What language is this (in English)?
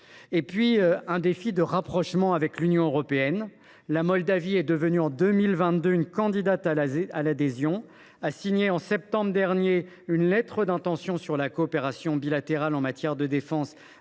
French